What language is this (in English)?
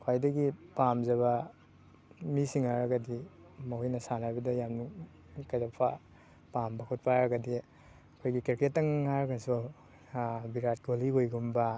Manipuri